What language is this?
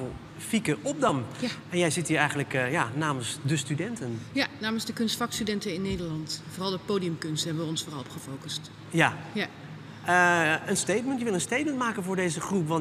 Dutch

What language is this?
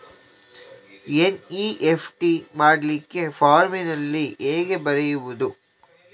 Kannada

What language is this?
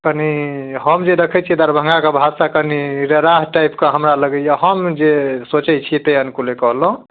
Maithili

